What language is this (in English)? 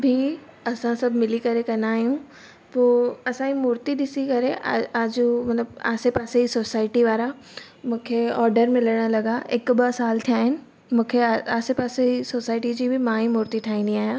Sindhi